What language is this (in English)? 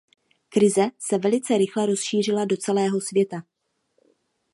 Czech